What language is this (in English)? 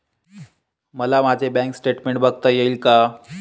Marathi